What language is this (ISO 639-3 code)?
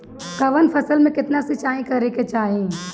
bho